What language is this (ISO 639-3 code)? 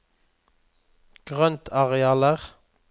nor